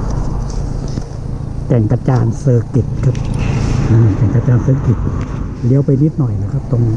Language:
Thai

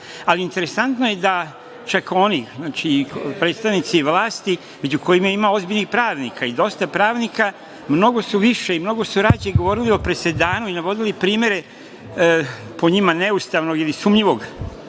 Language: Serbian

